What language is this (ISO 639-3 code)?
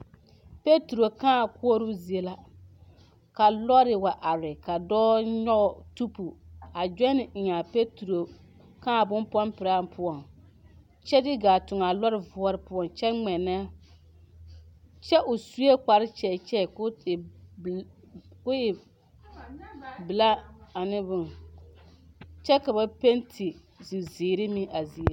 dga